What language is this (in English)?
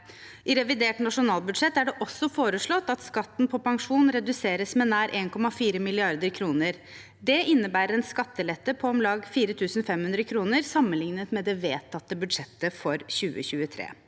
Norwegian